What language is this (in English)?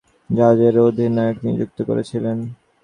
Bangla